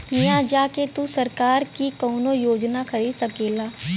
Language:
Bhojpuri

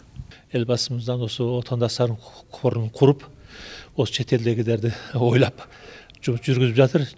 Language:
Kazakh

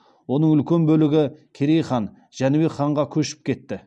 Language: Kazakh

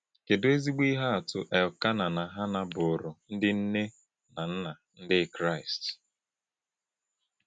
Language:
Igbo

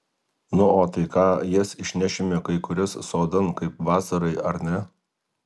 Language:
Lithuanian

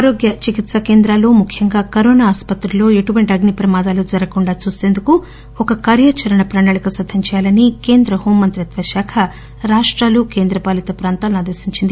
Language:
Telugu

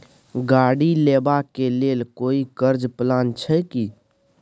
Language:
Maithili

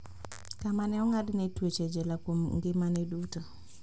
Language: Luo (Kenya and Tanzania)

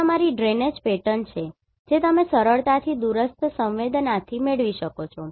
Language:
Gujarati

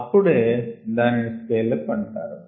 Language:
Telugu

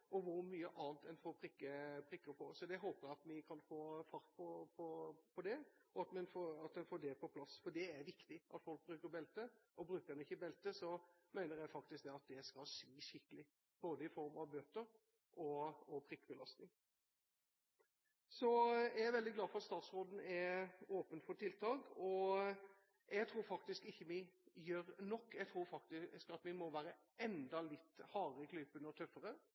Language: Norwegian Bokmål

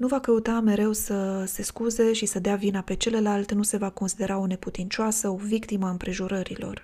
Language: Romanian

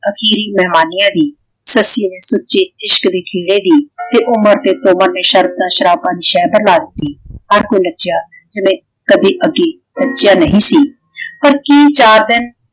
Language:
Punjabi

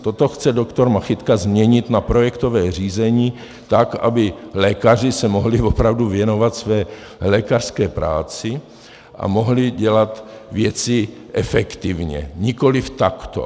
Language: Czech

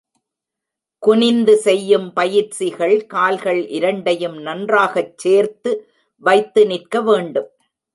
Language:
Tamil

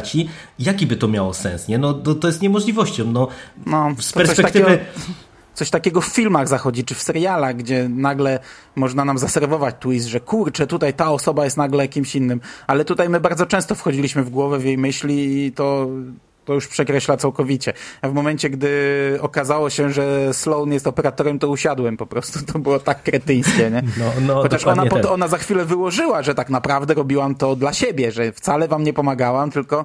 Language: Polish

